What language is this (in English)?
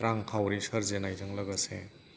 Bodo